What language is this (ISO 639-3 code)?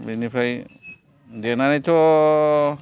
brx